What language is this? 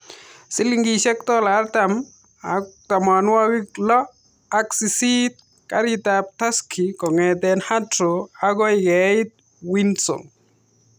Kalenjin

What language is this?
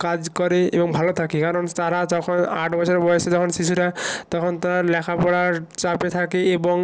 Bangla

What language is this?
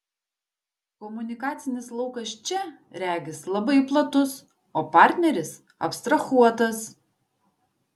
Lithuanian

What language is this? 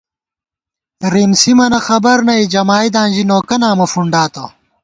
Gawar-Bati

